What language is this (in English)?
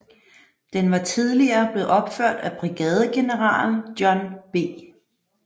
Danish